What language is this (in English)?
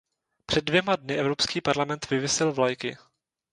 Czech